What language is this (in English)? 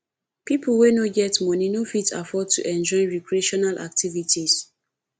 Nigerian Pidgin